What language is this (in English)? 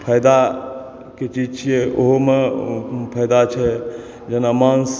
Maithili